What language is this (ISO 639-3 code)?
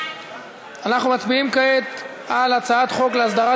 heb